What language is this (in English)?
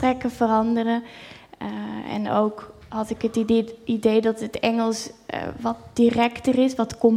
Dutch